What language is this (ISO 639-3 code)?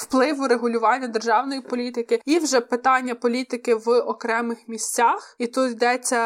ukr